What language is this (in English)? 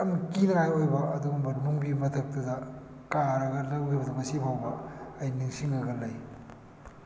Manipuri